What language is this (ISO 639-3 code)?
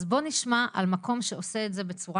heb